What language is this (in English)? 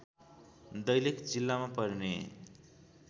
Nepali